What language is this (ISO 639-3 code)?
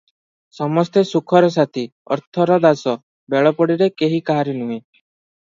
ori